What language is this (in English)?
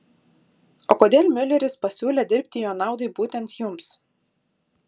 Lithuanian